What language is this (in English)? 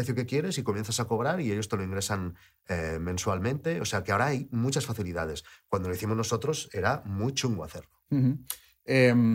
Spanish